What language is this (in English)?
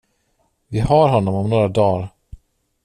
Swedish